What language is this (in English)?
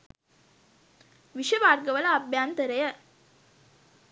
Sinhala